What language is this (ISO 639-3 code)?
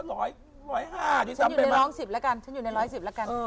tha